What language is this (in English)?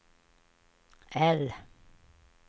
Swedish